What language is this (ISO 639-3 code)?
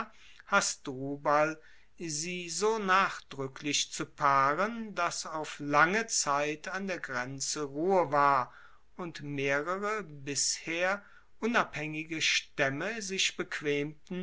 deu